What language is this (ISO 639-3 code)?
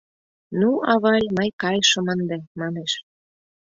chm